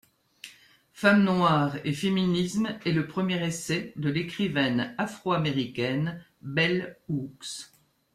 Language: French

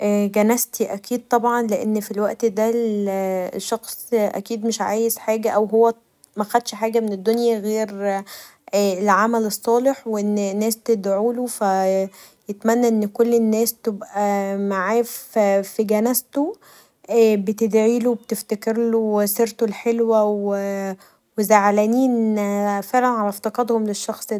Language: Egyptian Arabic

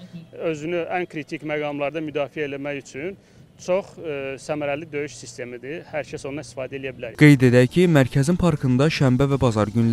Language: Turkish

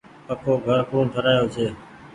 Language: Goaria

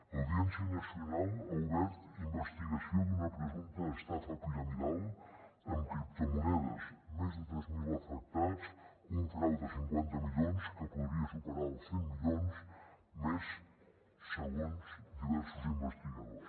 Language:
Catalan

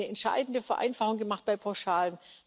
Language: German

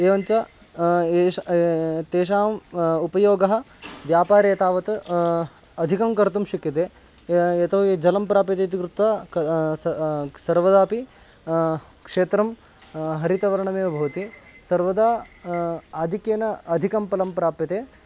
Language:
Sanskrit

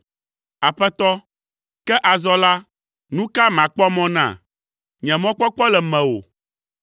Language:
Ewe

